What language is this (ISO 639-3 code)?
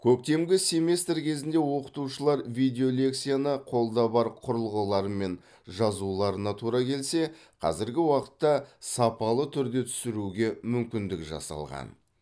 kaz